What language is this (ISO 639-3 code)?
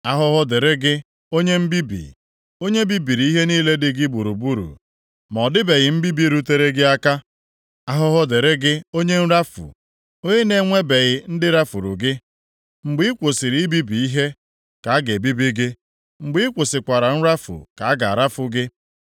ibo